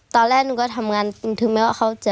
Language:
Thai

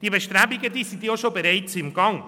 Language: Swiss German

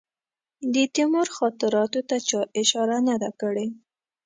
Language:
Pashto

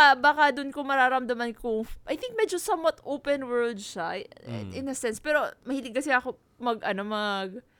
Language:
Filipino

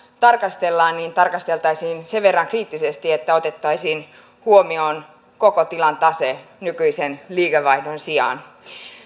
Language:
Finnish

